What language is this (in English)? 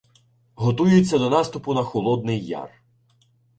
Ukrainian